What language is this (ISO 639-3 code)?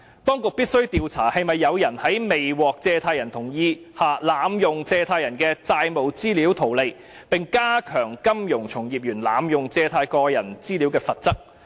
yue